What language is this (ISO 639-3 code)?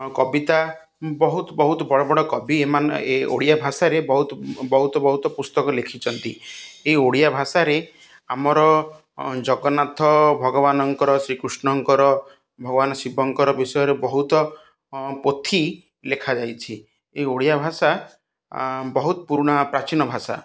ori